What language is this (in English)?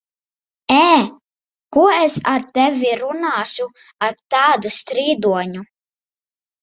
Latvian